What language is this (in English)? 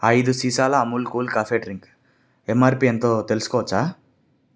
Telugu